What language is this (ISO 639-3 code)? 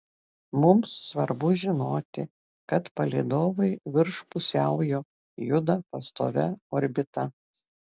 lit